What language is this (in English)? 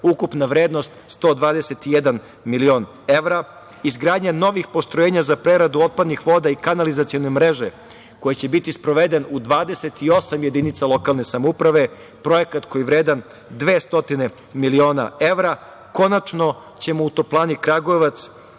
Serbian